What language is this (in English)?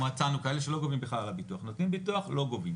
Hebrew